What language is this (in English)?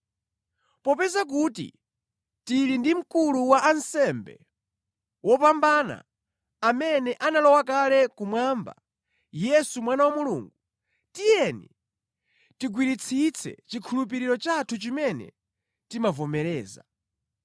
Nyanja